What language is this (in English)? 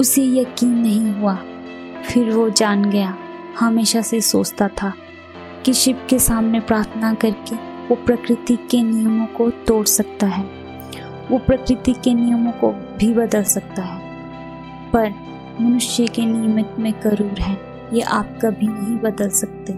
Hindi